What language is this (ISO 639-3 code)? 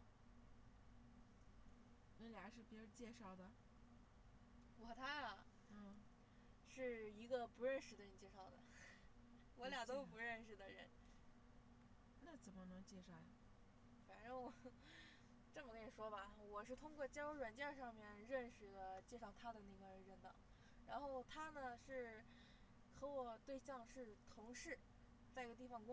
zho